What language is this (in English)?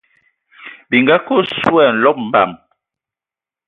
Ewondo